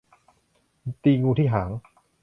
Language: Thai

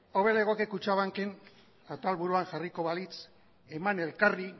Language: Basque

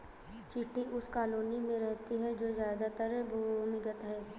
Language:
Hindi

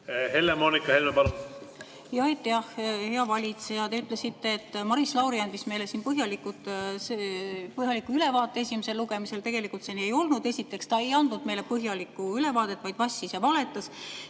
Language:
Estonian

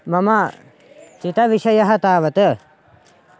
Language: Sanskrit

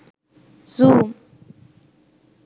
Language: Sinhala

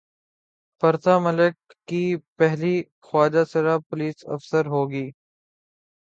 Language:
Urdu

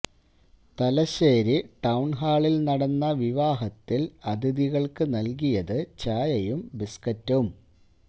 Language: Malayalam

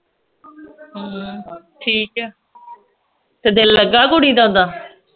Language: Punjabi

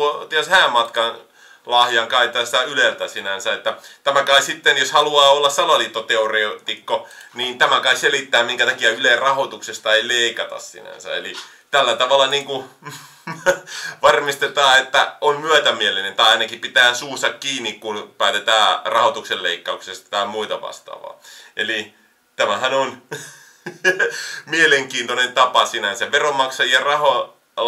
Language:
Finnish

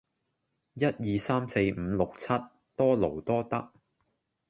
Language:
Cantonese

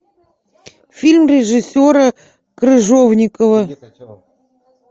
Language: Russian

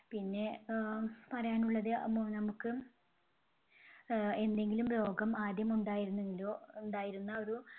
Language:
Malayalam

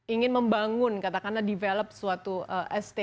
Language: Indonesian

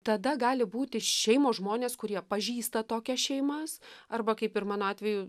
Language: Lithuanian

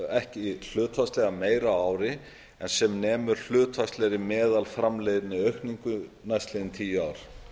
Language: Icelandic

